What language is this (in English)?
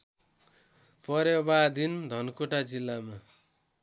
Nepali